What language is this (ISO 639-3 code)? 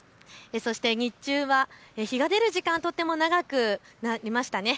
jpn